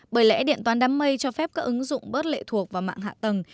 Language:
Vietnamese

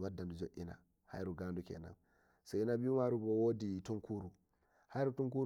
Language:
Nigerian Fulfulde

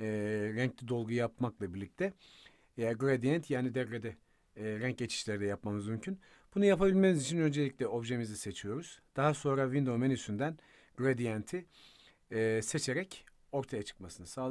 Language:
Turkish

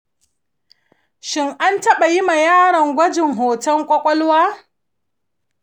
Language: Hausa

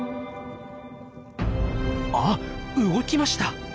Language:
Japanese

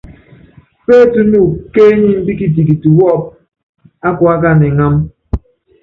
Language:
Yangben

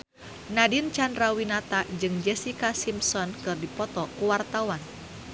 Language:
Sundanese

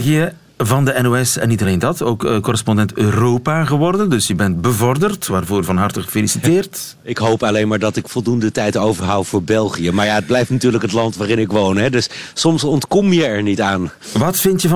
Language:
Dutch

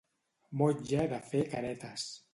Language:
Catalan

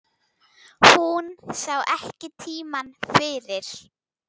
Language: Icelandic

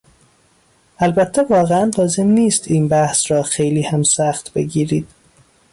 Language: Persian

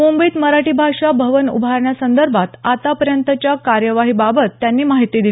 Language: Marathi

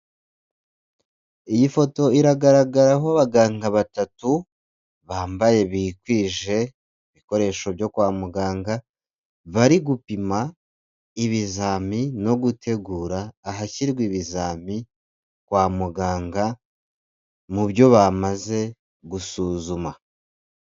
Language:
Kinyarwanda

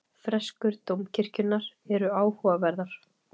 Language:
Icelandic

